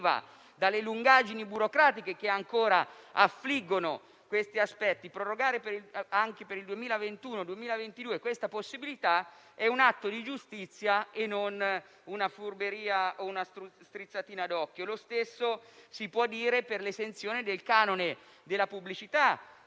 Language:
Italian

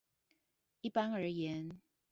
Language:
Chinese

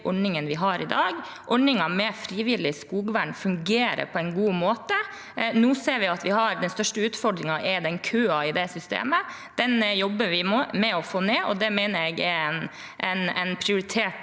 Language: Norwegian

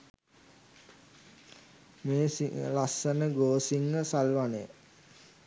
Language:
Sinhala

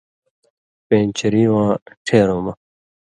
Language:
Indus Kohistani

